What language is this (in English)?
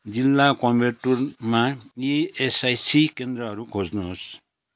Nepali